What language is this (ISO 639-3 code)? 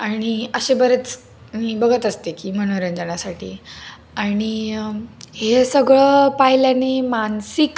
mar